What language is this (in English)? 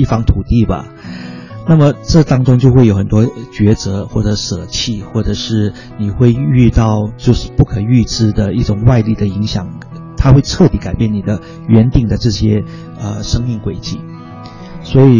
Chinese